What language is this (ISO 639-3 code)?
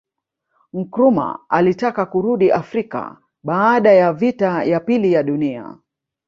swa